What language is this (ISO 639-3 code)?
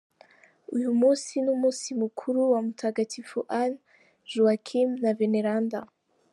kin